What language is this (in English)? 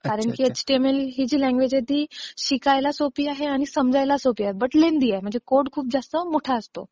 Marathi